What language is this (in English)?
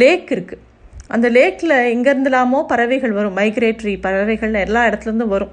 Tamil